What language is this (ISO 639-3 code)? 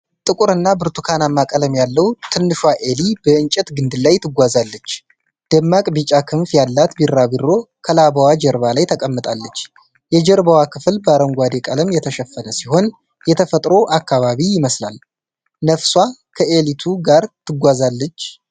amh